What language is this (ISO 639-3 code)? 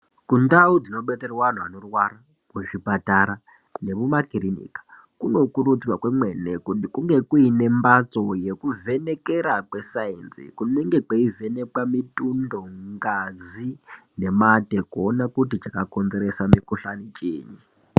ndc